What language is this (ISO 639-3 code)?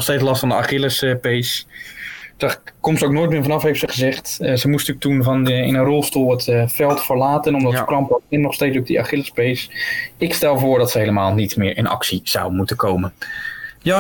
nld